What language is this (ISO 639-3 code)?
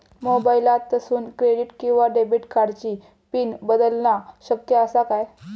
mar